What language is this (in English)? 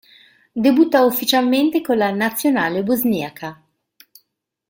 Italian